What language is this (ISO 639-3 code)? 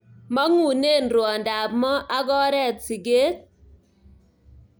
kln